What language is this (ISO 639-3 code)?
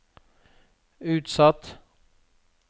nor